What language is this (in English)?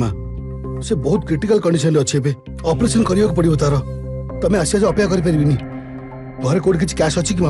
Hindi